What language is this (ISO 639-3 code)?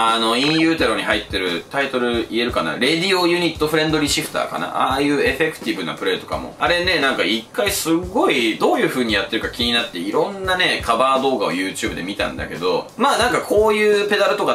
jpn